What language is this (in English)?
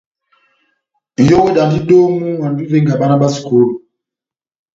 Batanga